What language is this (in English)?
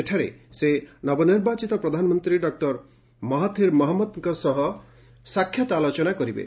Odia